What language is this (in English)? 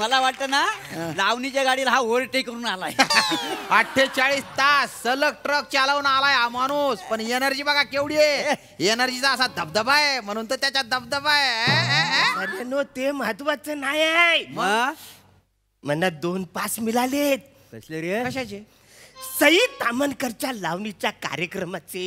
Marathi